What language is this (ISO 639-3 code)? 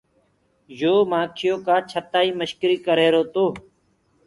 ggg